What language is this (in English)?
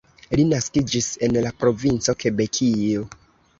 Esperanto